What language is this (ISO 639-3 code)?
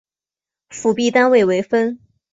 zho